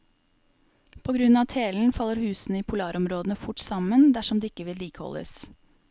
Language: Norwegian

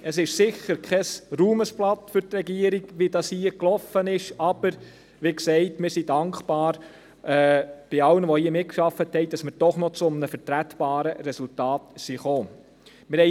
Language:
Swiss German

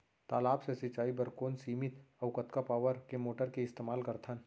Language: Chhattisgarhi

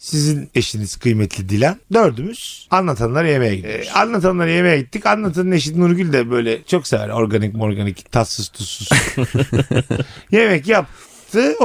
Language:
Turkish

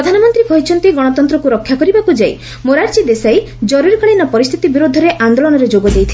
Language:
Odia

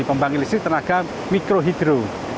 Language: Indonesian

